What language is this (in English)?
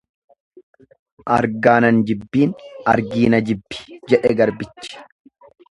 Oromo